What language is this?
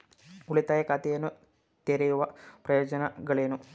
Kannada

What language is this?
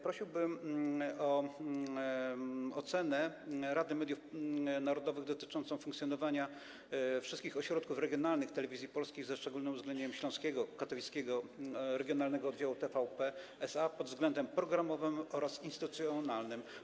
Polish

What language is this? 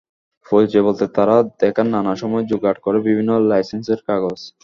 Bangla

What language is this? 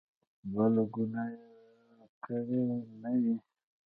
Pashto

